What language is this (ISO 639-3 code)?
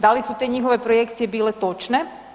hrv